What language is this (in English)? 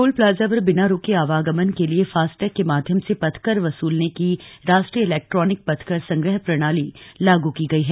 Hindi